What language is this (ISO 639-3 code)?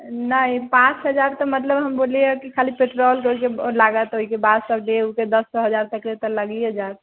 mai